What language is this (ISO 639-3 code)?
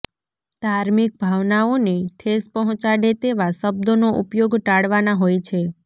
guj